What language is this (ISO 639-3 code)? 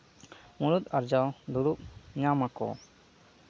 sat